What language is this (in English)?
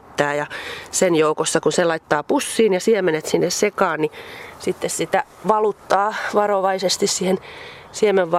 Finnish